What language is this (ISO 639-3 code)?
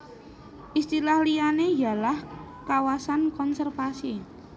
jav